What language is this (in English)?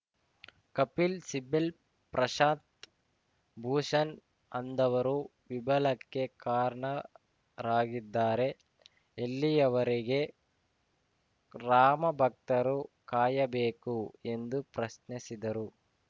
Kannada